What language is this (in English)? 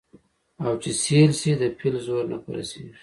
Pashto